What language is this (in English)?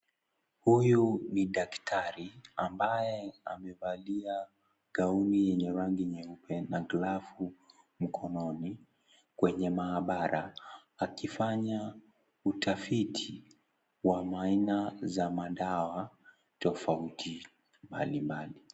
Swahili